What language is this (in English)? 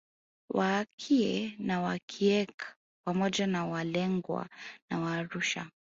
Swahili